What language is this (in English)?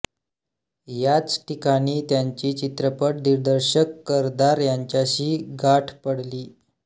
Marathi